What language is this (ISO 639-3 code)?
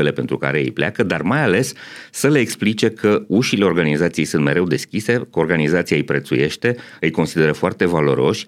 ron